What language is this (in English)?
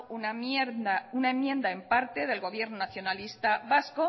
Spanish